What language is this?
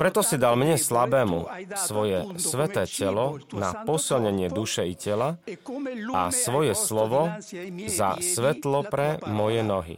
Slovak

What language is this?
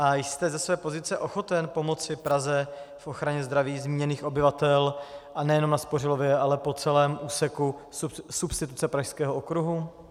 Czech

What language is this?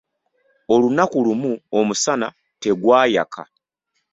Ganda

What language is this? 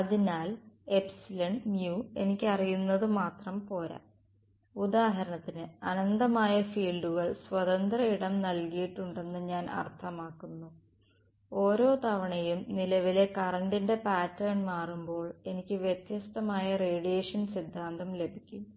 Malayalam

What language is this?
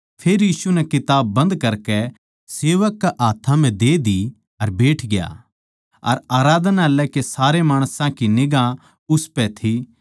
Haryanvi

